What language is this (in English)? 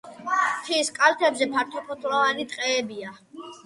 Georgian